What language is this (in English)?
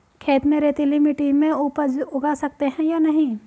Hindi